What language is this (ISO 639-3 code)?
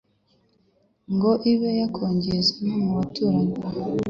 kin